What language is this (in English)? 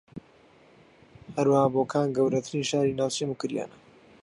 Central Kurdish